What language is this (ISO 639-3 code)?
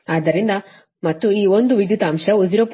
kan